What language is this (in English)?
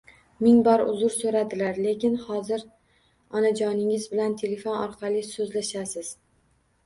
Uzbek